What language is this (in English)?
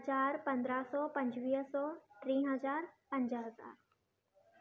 Sindhi